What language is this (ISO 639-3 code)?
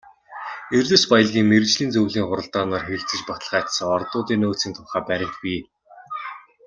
mon